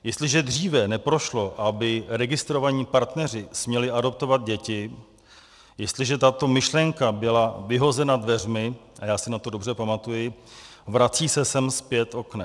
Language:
Czech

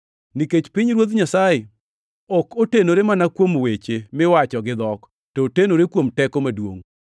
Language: Luo (Kenya and Tanzania)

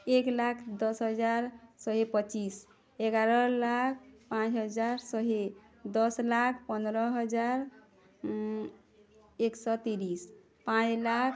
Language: Odia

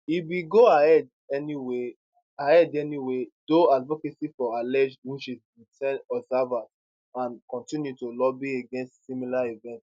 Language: Nigerian Pidgin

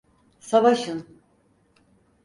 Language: Turkish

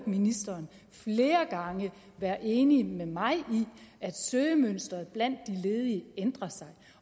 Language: Danish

